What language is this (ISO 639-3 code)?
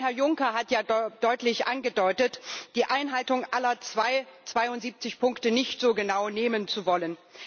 deu